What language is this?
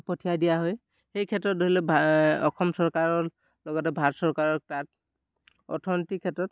Assamese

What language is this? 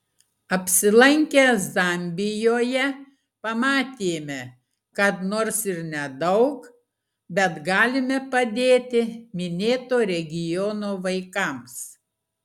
Lithuanian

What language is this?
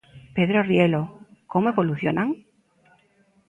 Galician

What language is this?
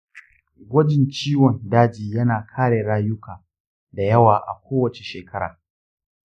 Hausa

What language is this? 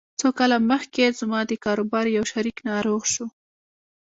Pashto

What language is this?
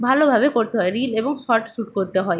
Bangla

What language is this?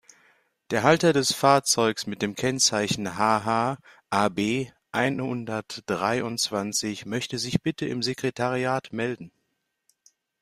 German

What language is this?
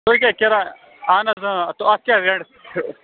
Kashmiri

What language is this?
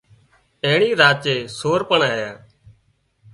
Wadiyara Koli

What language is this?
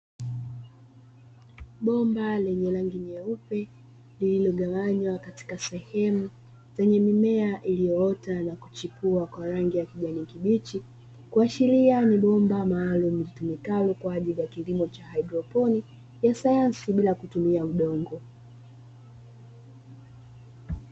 Swahili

